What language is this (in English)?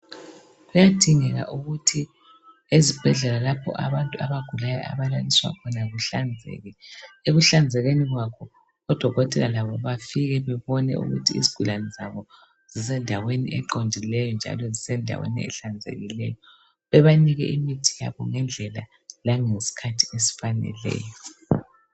North Ndebele